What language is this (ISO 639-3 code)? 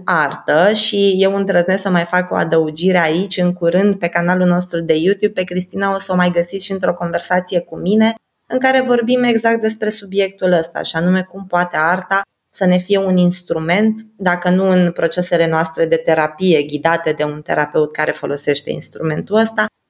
ron